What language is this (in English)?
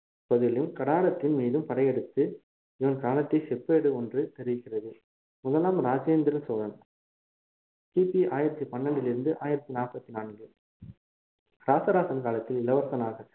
Tamil